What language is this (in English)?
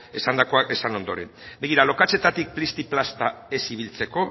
Basque